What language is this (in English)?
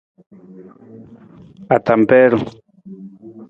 Nawdm